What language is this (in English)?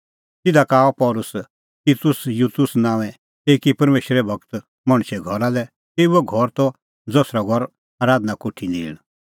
Kullu Pahari